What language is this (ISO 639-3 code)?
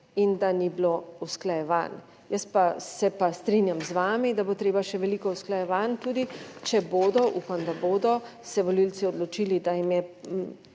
slv